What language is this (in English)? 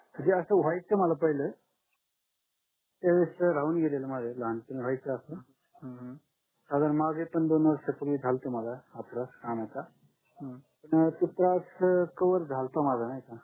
Marathi